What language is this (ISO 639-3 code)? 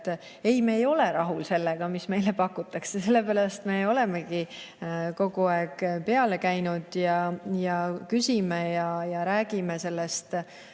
est